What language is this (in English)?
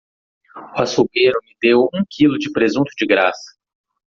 Portuguese